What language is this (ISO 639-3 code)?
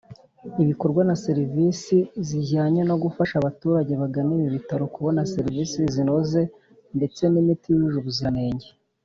kin